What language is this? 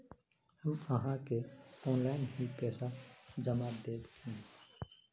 Magahi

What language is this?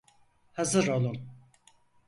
Turkish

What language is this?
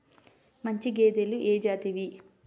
Telugu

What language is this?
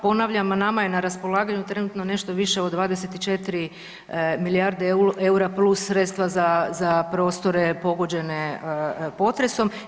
Croatian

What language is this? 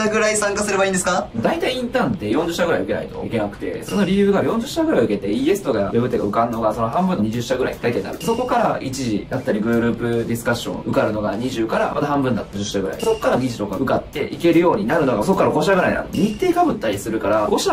Japanese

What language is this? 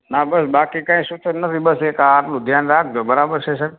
Gujarati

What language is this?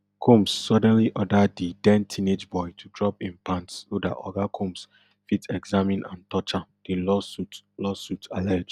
Nigerian Pidgin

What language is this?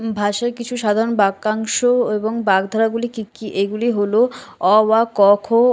Bangla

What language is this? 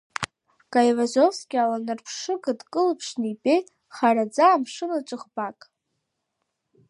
Abkhazian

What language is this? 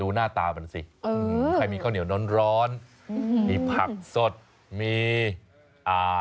Thai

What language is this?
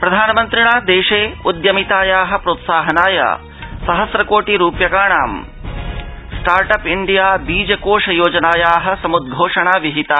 Sanskrit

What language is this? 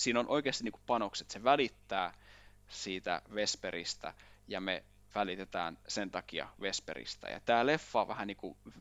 Finnish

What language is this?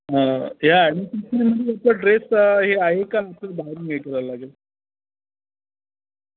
Marathi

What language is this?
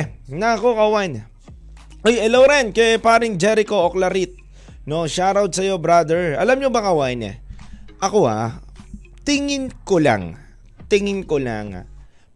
Filipino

